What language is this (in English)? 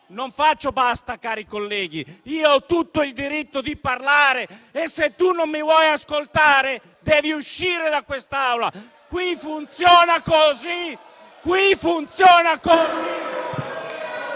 Italian